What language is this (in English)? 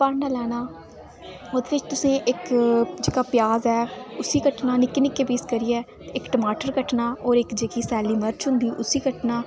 Dogri